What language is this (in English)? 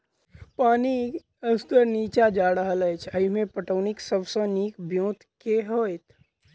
Maithili